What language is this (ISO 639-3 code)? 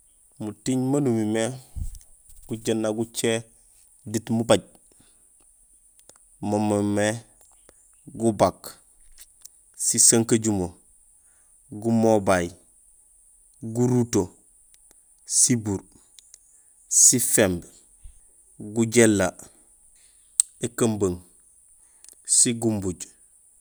gsl